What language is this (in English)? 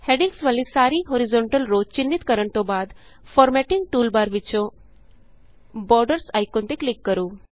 Punjabi